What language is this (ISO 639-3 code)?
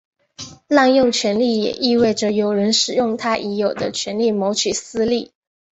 zho